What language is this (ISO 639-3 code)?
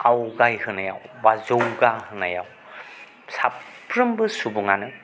brx